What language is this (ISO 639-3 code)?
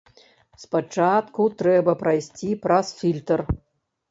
bel